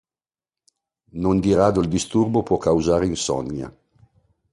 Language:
Italian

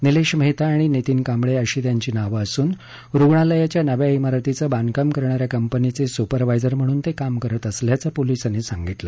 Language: Marathi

